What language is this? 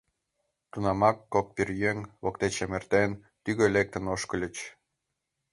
Mari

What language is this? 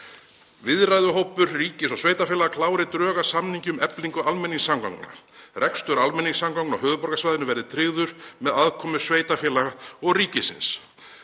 Icelandic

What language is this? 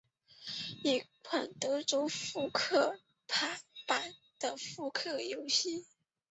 Chinese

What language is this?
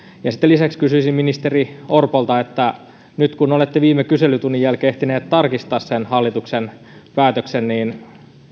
Finnish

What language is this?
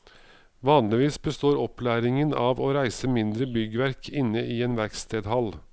Norwegian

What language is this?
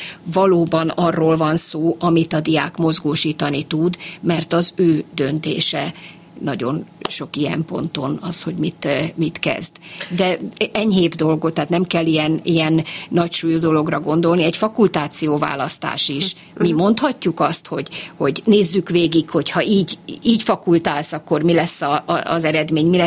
Hungarian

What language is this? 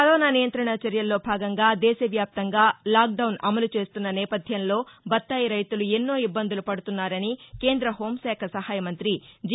Telugu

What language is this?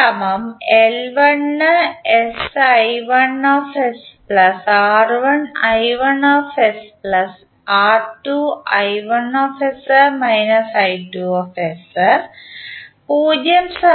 Malayalam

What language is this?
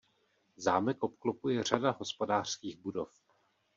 Czech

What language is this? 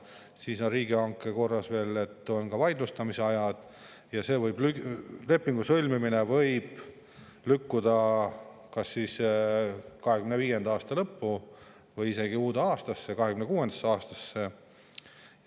Estonian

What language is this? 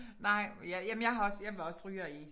Danish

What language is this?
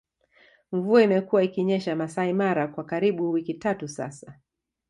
Swahili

